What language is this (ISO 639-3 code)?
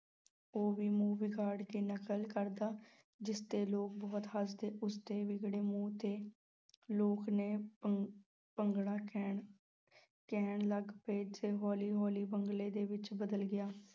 pan